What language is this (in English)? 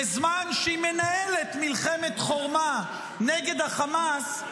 Hebrew